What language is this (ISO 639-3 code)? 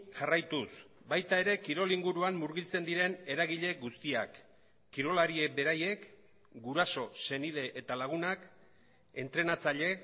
eus